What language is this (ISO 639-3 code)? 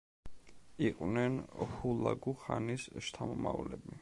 kat